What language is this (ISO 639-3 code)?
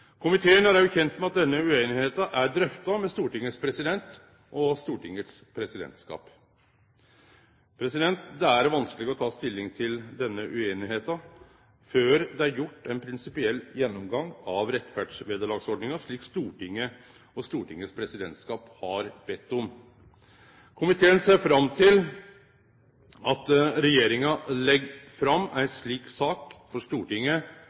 nno